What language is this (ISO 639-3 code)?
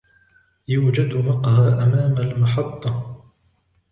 ara